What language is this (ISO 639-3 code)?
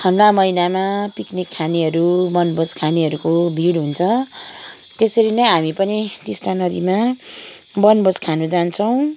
nep